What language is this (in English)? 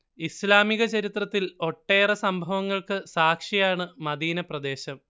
Malayalam